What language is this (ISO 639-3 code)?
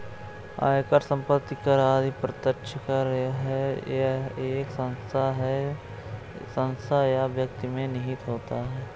hin